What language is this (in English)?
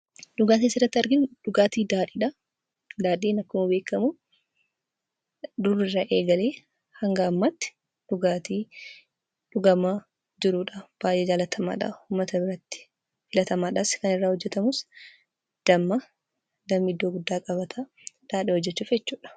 Oromo